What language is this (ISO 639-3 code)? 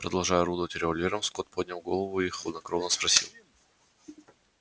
rus